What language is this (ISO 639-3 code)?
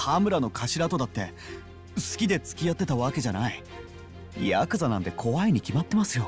jpn